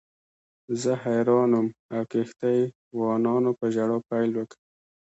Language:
Pashto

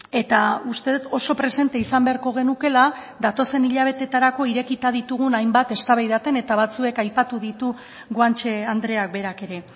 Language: Basque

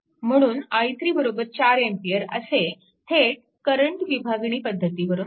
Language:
Marathi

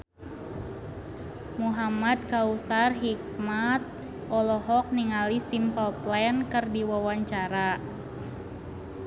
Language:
Sundanese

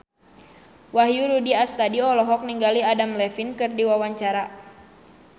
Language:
Sundanese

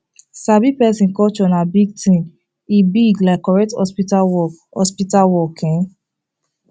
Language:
Nigerian Pidgin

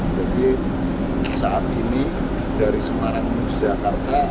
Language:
Indonesian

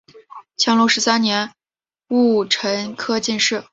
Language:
Chinese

